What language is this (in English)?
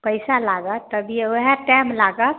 Maithili